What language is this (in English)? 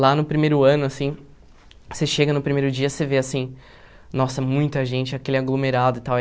Portuguese